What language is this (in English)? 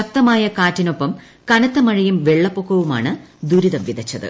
Malayalam